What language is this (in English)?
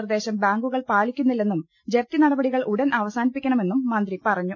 Malayalam